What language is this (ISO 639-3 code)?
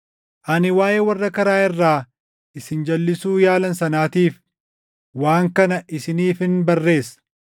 orm